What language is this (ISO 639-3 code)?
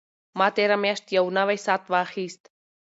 pus